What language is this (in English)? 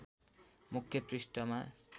Nepali